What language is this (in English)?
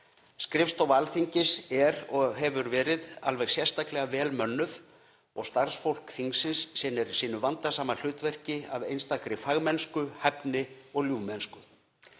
Icelandic